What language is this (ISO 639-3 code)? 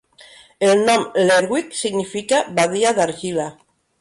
cat